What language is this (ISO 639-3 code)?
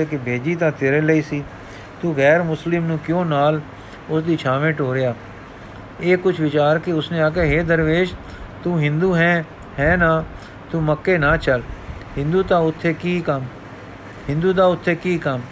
pan